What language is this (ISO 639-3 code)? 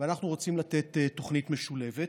heb